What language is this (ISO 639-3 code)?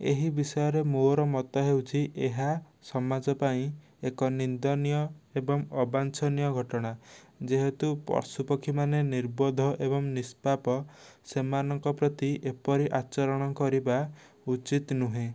ori